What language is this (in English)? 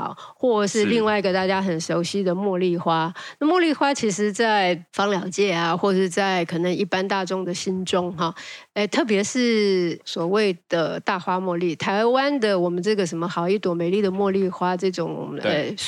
Chinese